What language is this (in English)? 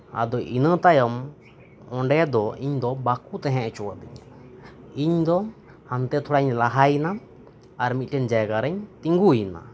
Santali